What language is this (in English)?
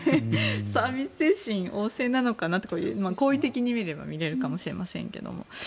Japanese